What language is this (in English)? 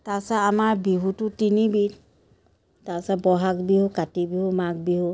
Assamese